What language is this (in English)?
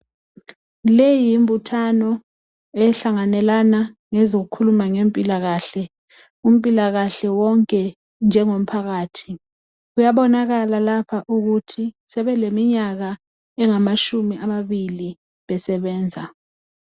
North Ndebele